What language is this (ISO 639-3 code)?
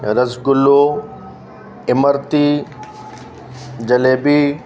snd